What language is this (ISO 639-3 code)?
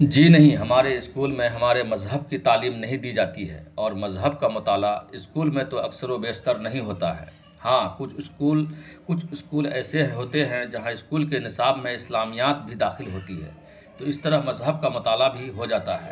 urd